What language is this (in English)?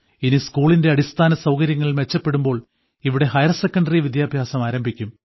Malayalam